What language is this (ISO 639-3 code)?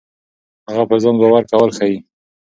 pus